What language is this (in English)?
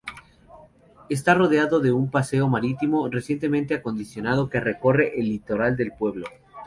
Spanish